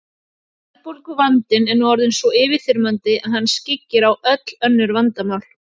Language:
Icelandic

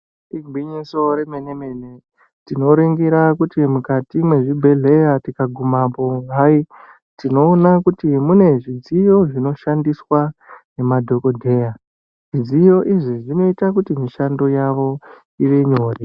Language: Ndau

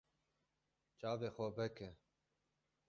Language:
Kurdish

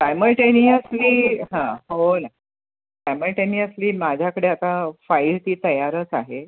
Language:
Marathi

